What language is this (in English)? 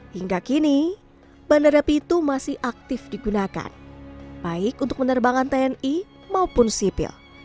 Indonesian